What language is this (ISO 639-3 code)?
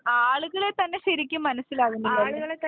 mal